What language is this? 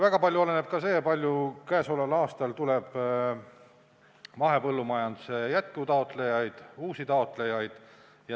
Estonian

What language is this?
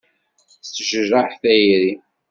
Kabyle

